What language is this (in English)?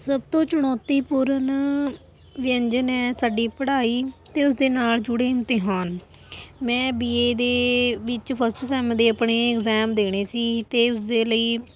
Punjabi